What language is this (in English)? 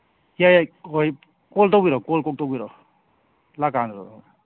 Manipuri